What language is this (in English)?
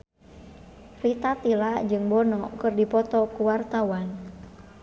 Sundanese